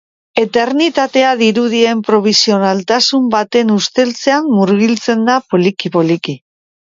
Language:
Basque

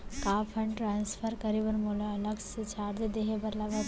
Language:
Chhattisgarhi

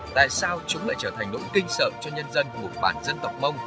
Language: Vietnamese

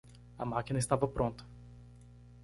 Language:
Portuguese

